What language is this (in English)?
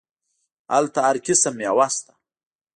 Pashto